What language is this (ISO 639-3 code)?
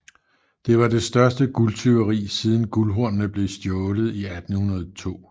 dan